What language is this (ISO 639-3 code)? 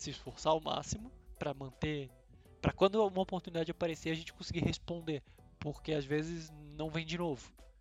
por